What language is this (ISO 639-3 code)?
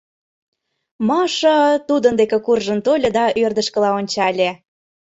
chm